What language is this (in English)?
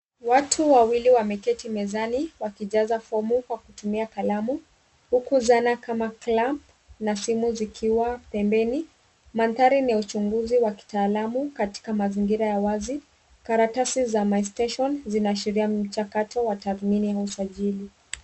Swahili